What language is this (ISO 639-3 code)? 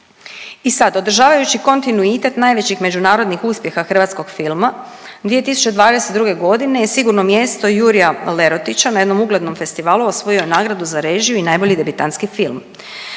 hrv